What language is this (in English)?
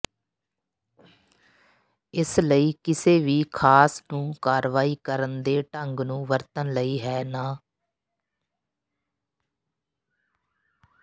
Punjabi